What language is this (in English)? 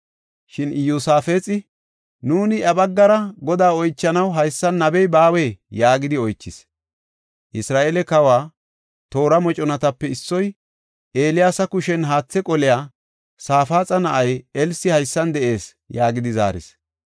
Gofa